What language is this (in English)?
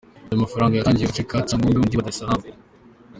Kinyarwanda